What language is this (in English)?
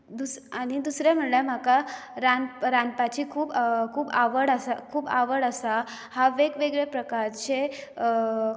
Konkani